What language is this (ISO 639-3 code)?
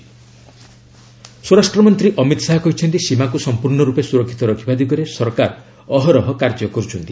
ori